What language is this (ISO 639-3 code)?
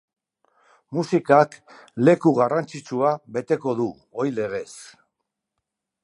eus